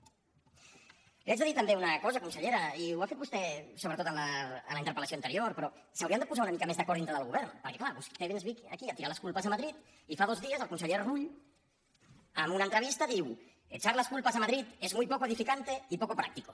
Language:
Catalan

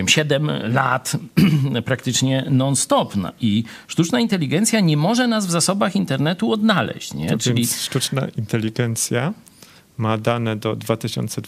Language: Polish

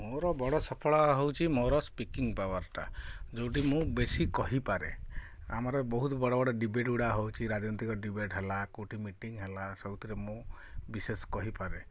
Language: Odia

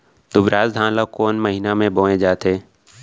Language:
Chhattisgarhi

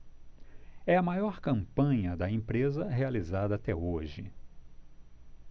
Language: Portuguese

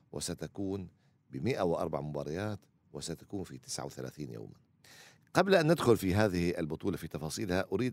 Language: Arabic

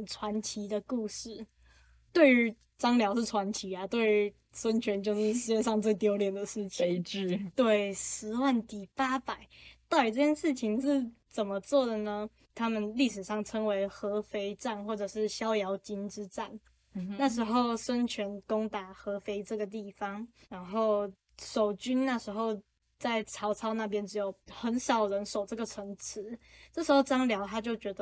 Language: Chinese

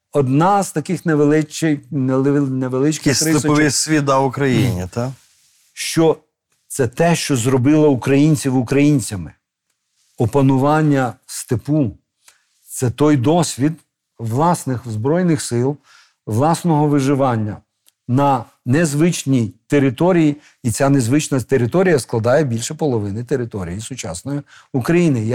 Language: Ukrainian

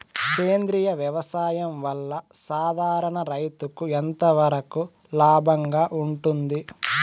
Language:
Telugu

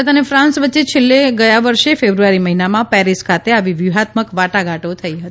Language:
Gujarati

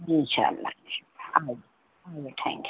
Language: Urdu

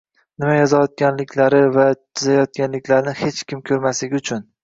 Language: Uzbek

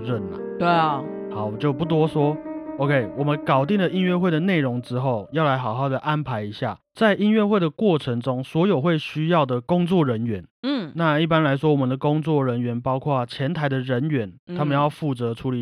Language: Chinese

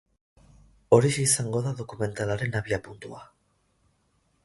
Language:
Basque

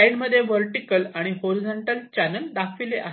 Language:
Marathi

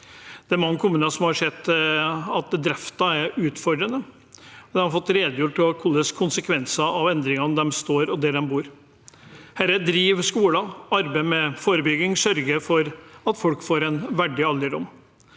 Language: Norwegian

